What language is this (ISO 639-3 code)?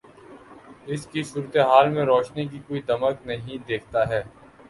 urd